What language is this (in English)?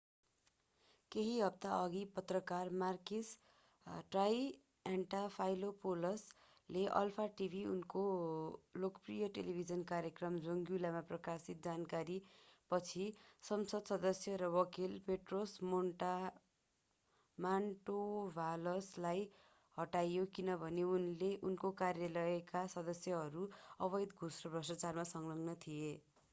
Nepali